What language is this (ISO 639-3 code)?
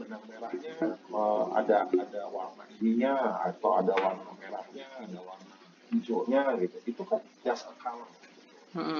ind